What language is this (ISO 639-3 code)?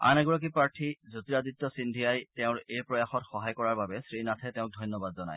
asm